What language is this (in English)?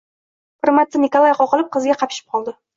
Uzbek